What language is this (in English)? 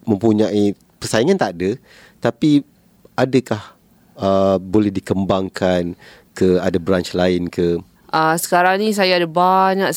Malay